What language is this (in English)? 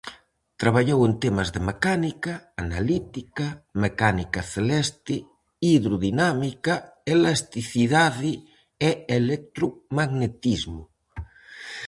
Galician